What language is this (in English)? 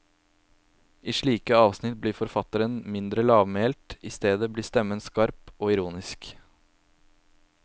Norwegian